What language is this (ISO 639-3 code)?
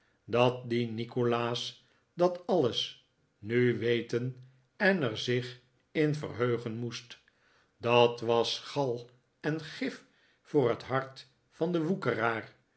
nld